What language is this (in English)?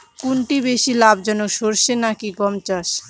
Bangla